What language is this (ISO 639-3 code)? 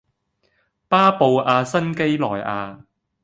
yue